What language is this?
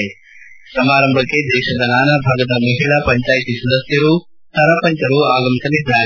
Kannada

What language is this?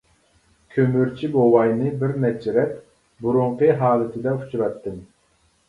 Uyghur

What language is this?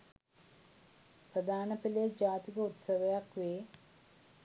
Sinhala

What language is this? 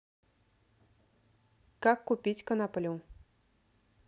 Russian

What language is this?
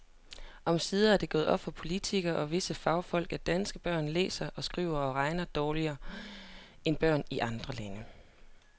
Danish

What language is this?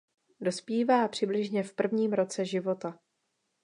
Czech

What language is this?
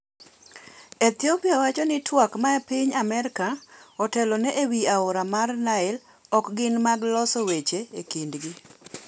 Luo (Kenya and Tanzania)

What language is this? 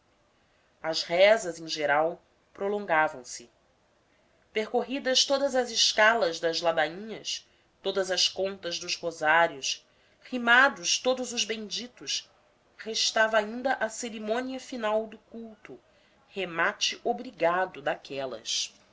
Portuguese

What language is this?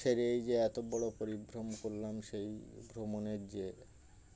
Bangla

